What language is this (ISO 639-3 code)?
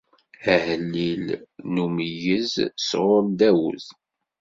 kab